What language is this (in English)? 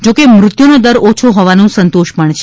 Gujarati